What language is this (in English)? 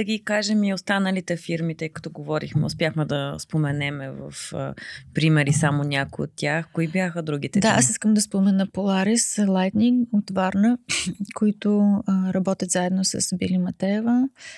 Bulgarian